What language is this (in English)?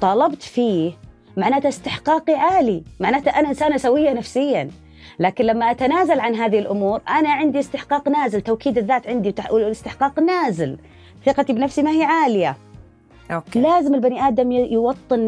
Arabic